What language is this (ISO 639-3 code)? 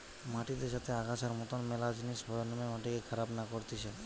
ben